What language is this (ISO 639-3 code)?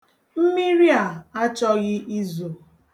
ibo